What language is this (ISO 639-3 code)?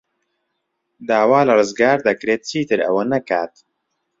ckb